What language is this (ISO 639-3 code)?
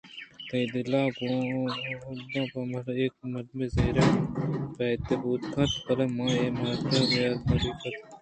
bgp